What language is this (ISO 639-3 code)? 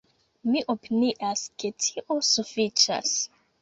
epo